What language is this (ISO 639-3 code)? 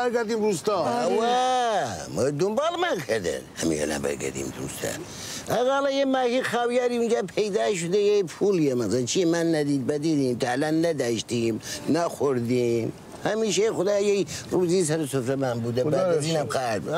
fas